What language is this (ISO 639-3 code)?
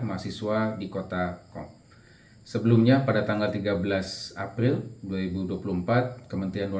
ind